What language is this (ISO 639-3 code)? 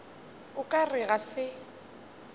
nso